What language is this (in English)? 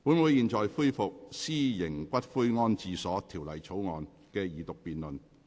Cantonese